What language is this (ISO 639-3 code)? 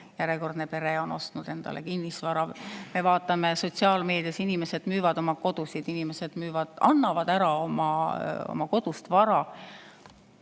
est